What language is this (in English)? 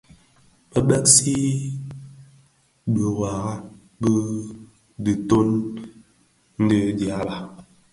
Bafia